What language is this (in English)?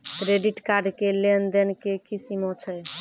Maithili